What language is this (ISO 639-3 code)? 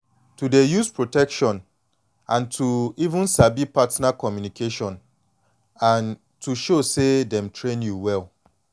pcm